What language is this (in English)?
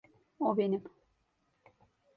Turkish